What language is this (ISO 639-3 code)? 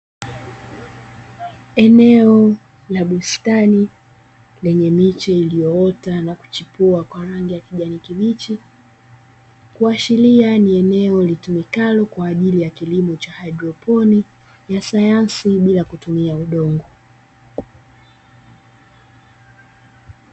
swa